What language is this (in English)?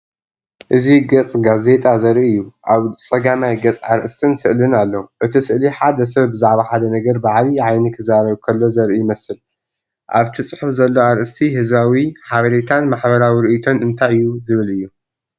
Tigrinya